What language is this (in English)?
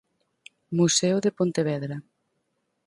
Galician